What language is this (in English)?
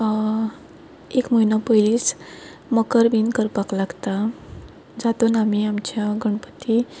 Konkani